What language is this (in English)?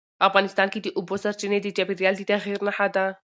Pashto